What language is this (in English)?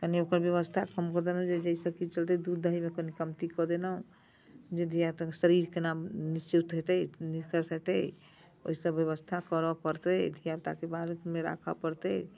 Maithili